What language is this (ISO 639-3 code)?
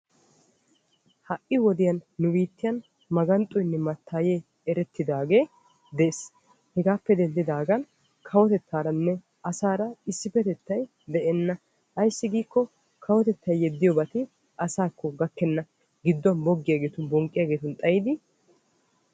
wal